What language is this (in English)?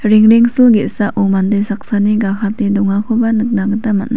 Garo